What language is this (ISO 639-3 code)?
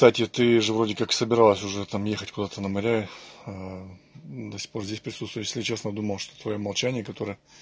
rus